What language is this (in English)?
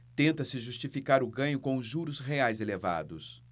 Portuguese